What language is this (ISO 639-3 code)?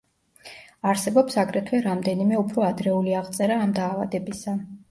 kat